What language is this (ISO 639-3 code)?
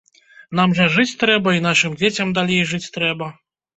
bel